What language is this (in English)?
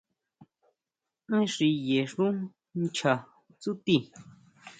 Huautla Mazatec